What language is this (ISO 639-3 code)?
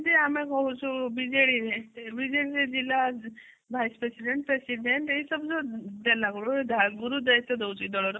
ori